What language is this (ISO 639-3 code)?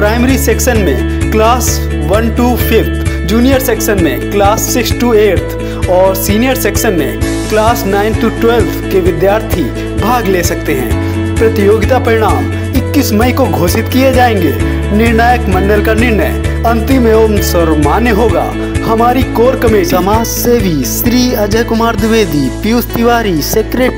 hin